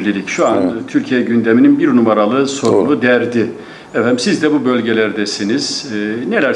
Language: Turkish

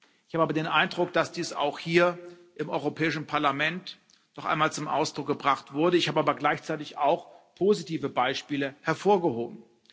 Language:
German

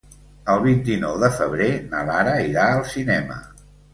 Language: Catalan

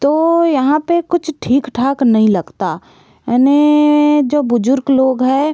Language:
Hindi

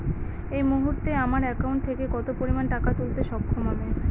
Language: Bangla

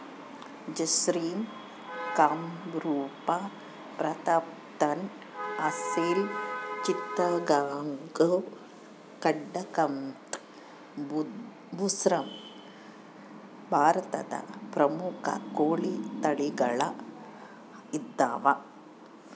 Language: Kannada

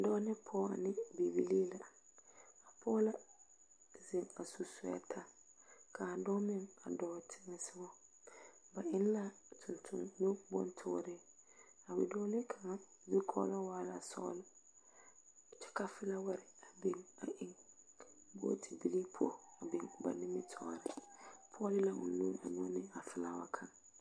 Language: Southern Dagaare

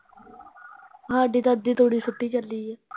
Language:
Punjabi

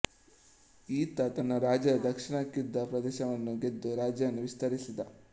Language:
Kannada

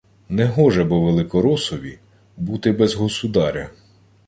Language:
Ukrainian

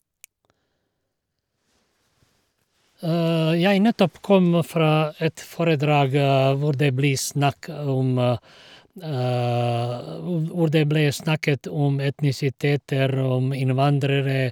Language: Norwegian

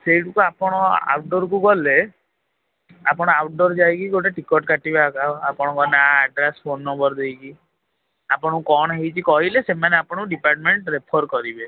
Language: Odia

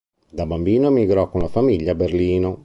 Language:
Italian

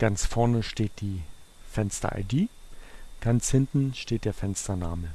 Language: German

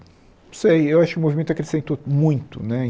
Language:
Portuguese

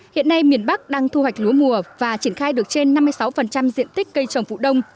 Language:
Vietnamese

